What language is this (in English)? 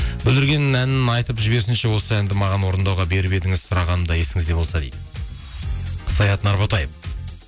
Kazakh